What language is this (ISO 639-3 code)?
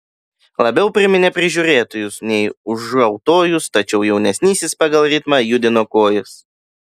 lit